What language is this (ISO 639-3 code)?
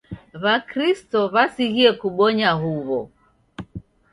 dav